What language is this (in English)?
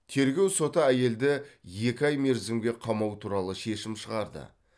Kazakh